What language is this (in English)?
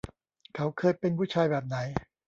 Thai